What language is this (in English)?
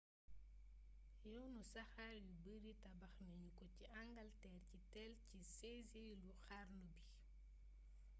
Wolof